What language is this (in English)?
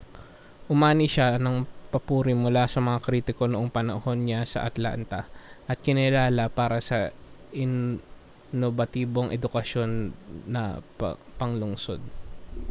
Filipino